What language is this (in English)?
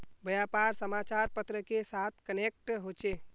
Magahi